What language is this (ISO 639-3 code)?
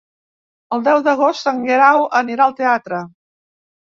cat